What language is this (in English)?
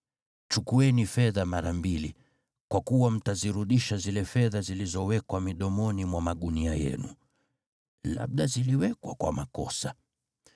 Swahili